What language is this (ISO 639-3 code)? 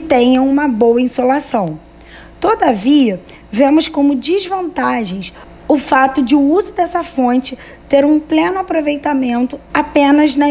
por